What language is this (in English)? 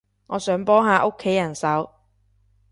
Cantonese